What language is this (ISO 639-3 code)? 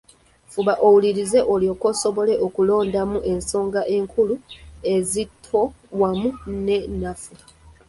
lug